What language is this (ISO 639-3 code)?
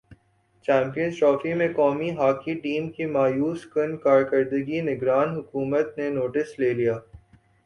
urd